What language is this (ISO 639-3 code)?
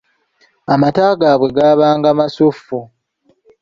lug